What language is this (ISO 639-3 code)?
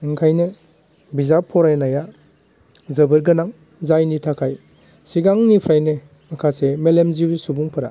brx